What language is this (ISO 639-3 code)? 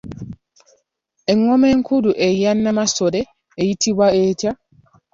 lug